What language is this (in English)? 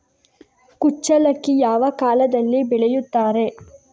Kannada